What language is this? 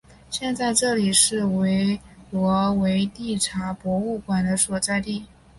Chinese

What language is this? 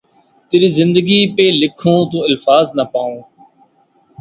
Urdu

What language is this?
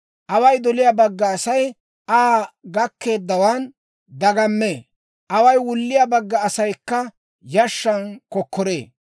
Dawro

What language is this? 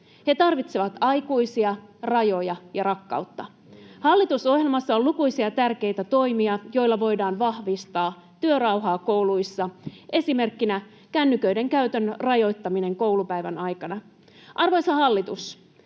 Finnish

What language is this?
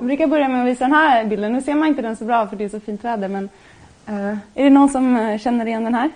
Swedish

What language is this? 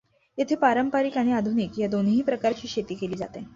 Marathi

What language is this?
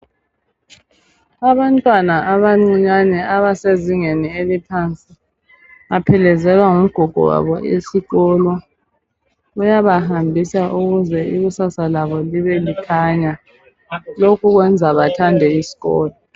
North Ndebele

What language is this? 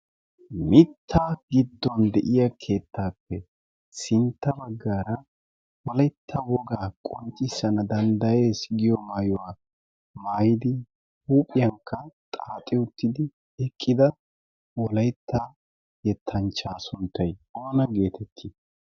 Wolaytta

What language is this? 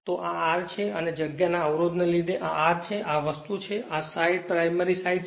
Gujarati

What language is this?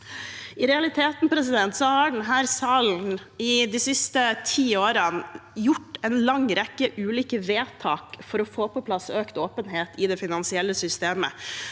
Norwegian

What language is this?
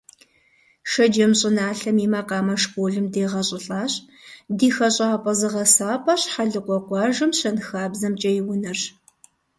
Kabardian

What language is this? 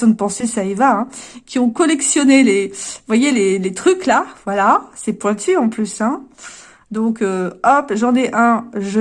French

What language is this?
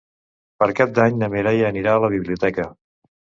Catalan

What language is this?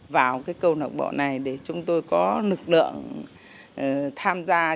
Vietnamese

